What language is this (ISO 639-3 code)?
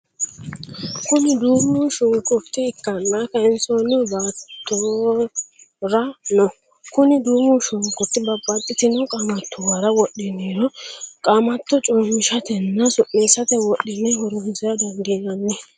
sid